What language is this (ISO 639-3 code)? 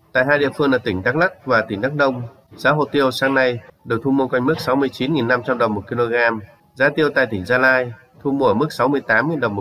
vie